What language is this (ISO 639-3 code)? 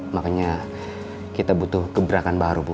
ind